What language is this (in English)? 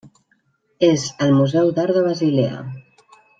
Catalan